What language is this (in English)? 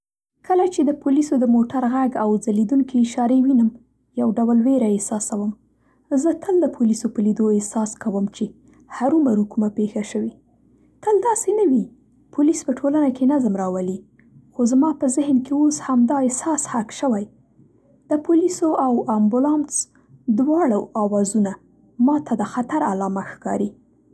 Central Pashto